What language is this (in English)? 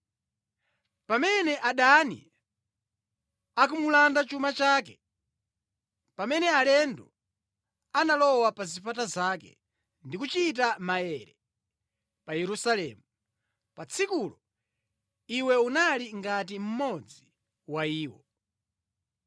Nyanja